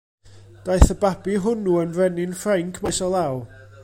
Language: Welsh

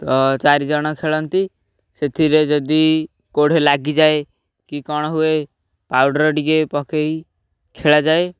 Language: Odia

